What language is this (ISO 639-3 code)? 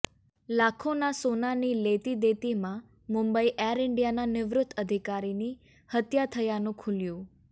guj